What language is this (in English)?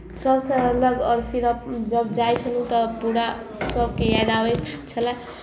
Maithili